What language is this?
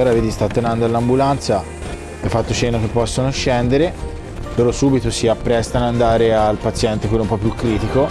Italian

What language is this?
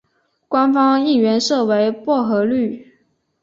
Chinese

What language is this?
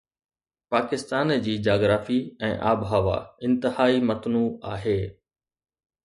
Sindhi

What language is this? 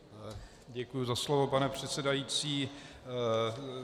Czech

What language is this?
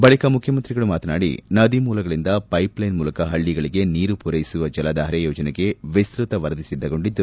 Kannada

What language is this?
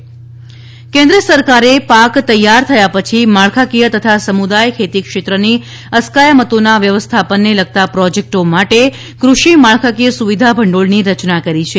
Gujarati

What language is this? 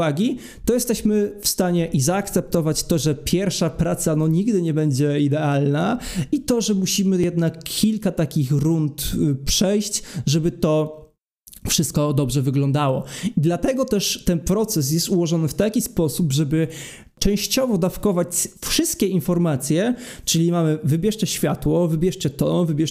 Polish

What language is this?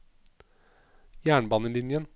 Norwegian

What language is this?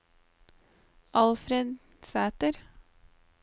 Norwegian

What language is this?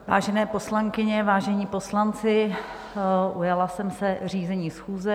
Czech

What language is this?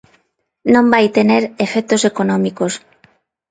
Galician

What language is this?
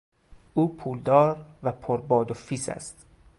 Persian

